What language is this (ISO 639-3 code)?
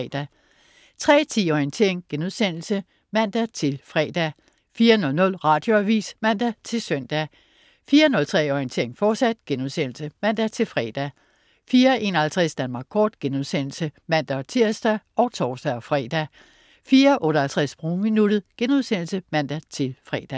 dan